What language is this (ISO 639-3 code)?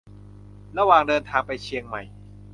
tha